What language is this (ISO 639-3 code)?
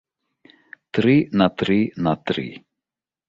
bel